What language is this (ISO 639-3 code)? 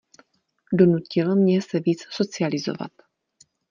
ces